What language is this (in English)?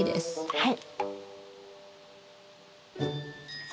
Japanese